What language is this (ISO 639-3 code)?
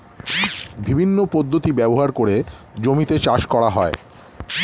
ben